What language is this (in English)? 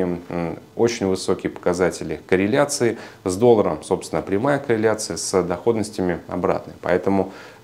Russian